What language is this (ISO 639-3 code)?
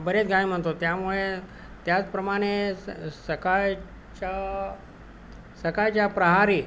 mar